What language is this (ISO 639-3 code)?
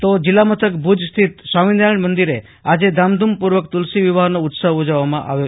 guj